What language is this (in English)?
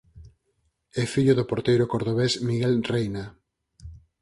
Galician